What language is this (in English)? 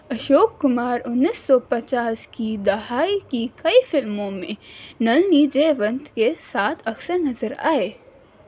Urdu